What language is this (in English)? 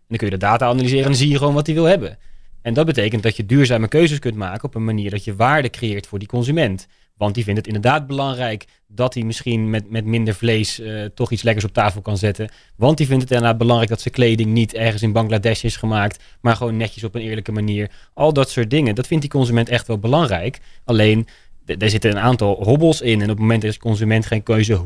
Dutch